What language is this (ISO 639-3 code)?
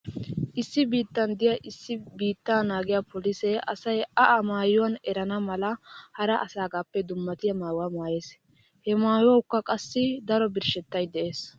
wal